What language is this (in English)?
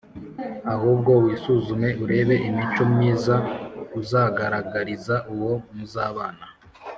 Kinyarwanda